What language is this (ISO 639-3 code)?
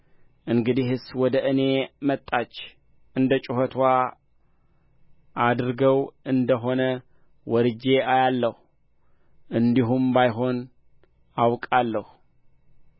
amh